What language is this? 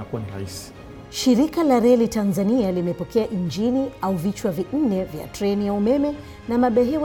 Swahili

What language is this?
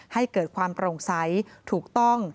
Thai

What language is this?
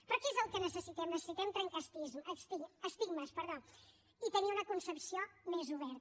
Catalan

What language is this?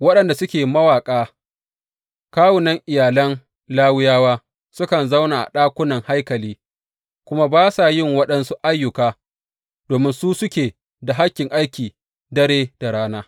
Hausa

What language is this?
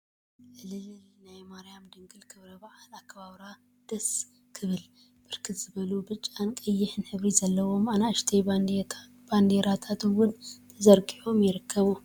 Tigrinya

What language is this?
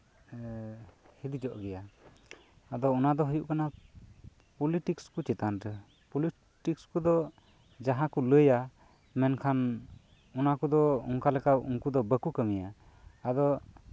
Santali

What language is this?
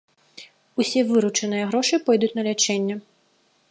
Belarusian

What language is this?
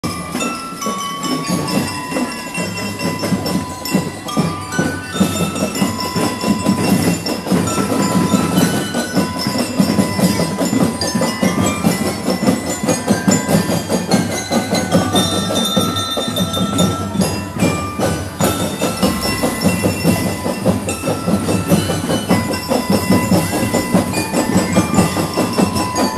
Filipino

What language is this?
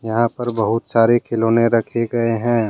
Hindi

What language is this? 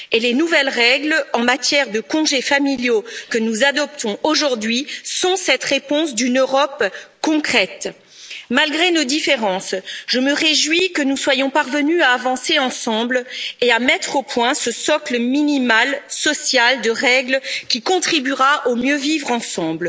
French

